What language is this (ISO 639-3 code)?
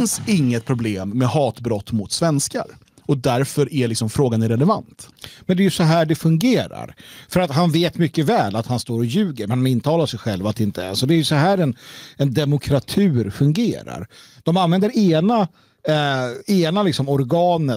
swe